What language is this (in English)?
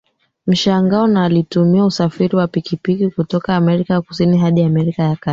Swahili